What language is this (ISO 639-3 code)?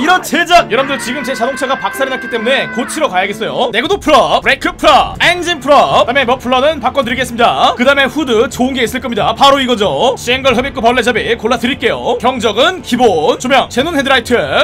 kor